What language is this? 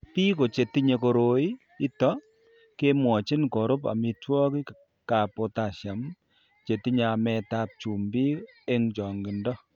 Kalenjin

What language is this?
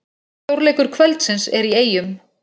Icelandic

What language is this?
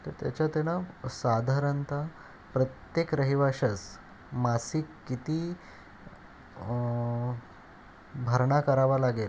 Marathi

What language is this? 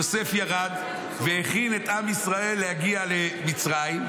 Hebrew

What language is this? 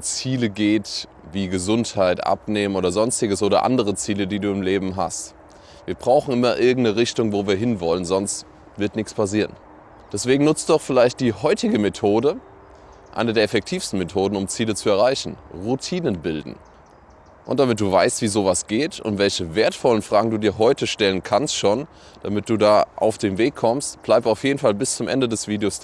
German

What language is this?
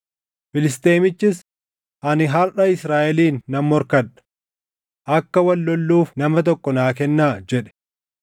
Oromo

